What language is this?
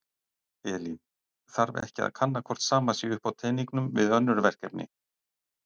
Icelandic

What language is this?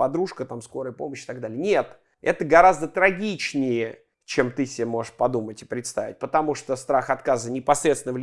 Russian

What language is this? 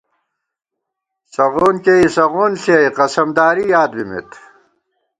Gawar-Bati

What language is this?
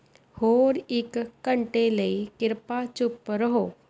Punjabi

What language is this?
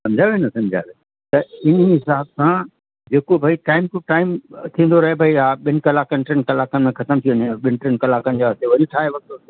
Sindhi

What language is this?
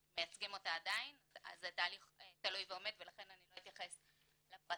Hebrew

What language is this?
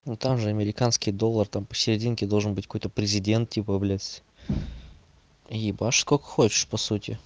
Russian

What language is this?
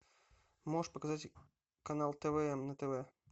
Russian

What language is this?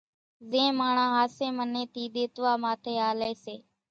Kachi Koli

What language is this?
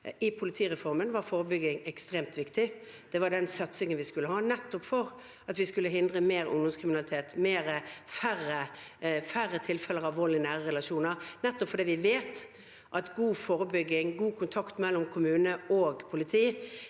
Norwegian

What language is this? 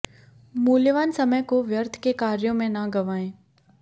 Hindi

